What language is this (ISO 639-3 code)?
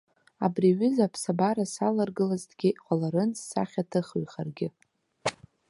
abk